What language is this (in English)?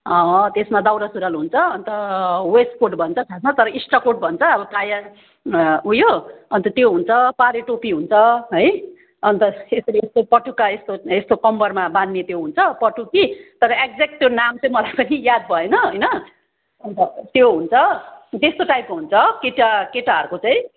Nepali